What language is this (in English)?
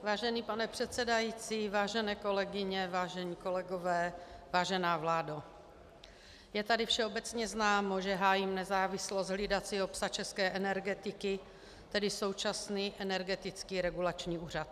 Czech